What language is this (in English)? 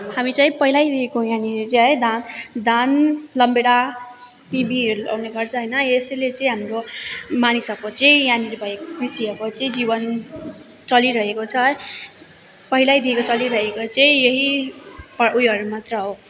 Nepali